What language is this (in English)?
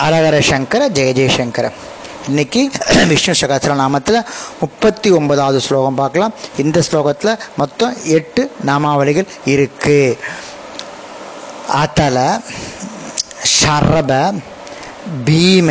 Tamil